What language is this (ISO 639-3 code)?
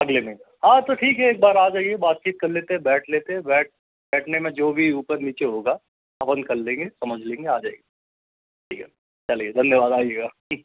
hin